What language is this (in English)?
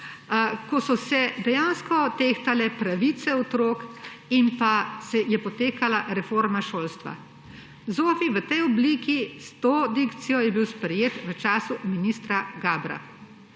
Slovenian